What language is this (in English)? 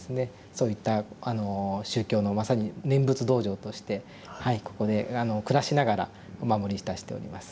Japanese